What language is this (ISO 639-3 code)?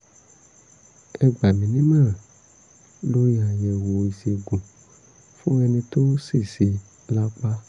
yor